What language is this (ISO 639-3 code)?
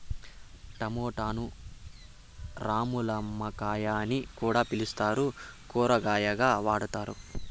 tel